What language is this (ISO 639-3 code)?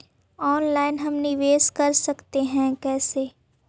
mag